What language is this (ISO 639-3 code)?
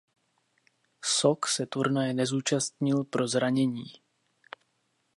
ces